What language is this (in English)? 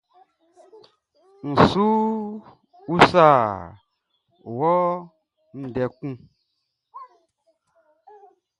Baoulé